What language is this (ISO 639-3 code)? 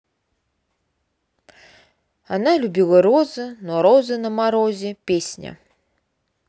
rus